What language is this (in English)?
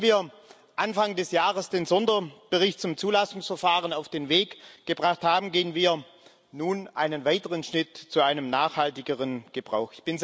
German